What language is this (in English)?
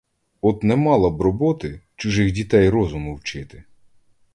Ukrainian